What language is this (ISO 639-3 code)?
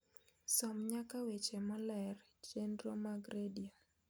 luo